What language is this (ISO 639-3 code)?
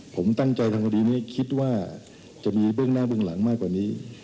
tha